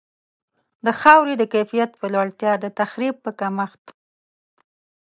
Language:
Pashto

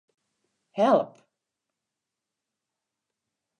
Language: Western Frisian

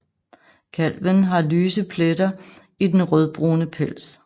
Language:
Danish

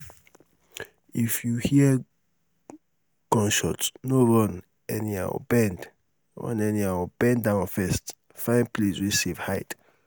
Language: Nigerian Pidgin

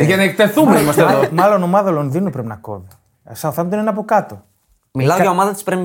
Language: Greek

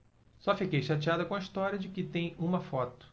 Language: Portuguese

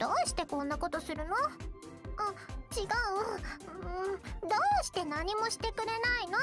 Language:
Japanese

